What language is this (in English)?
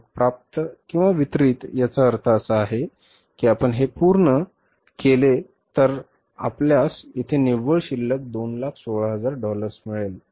Marathi